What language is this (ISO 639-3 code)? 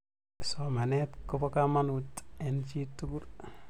kln